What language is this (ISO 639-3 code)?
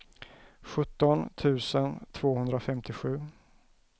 swe